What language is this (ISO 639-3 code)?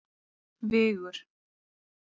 isl